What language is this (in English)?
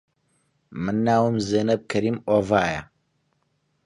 Central Kurdish